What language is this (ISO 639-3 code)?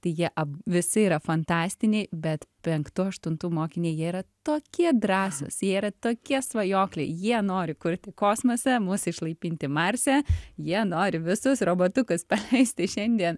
lit